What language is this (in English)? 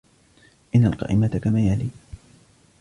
Arabic